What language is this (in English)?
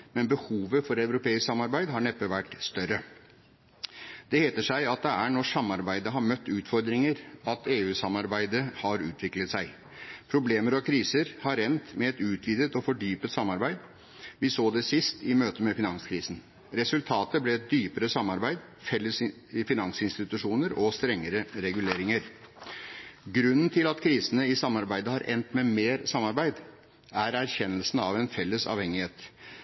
Norwegian Bokmål